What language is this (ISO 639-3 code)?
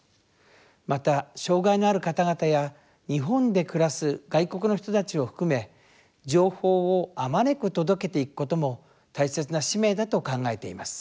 jpn